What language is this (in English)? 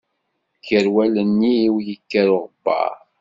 Kabyle